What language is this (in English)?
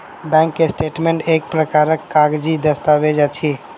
Maithili